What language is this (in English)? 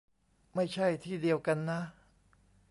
Thai